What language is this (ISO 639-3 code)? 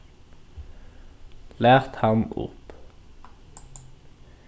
fao